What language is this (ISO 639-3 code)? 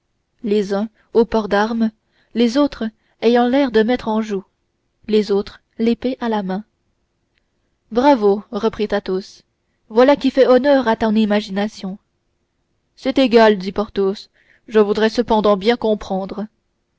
fra